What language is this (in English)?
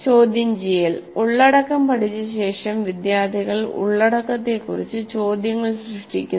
Malayalam